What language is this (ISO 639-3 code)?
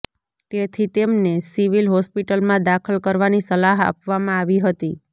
guj